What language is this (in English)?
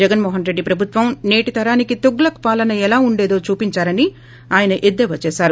Telugu